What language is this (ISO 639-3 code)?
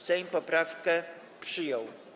pol